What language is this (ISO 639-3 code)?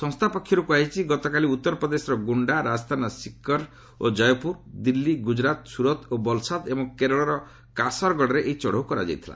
ori